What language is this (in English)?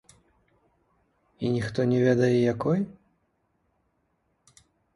Belarusian